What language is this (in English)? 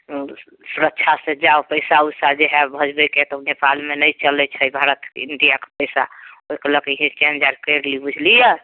Maithili